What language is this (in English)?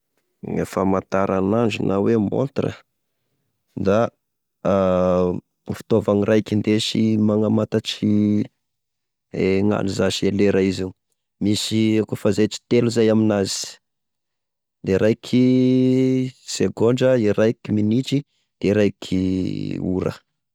Tesaka Malagasy